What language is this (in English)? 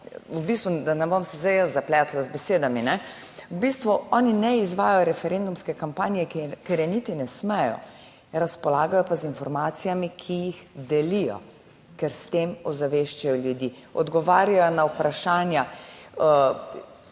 Slovenian